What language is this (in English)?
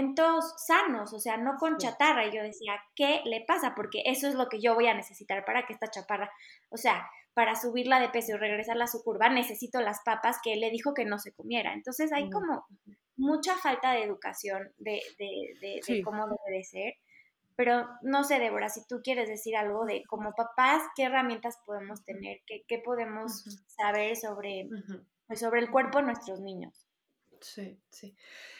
Spanish